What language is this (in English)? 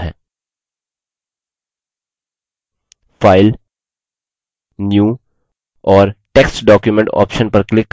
Hindi